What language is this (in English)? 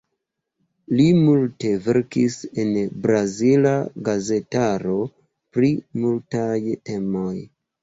Esperanto